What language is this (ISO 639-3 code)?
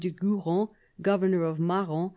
eng